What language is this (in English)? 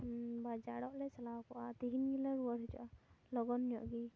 Santali